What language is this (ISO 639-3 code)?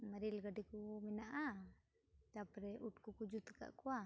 sat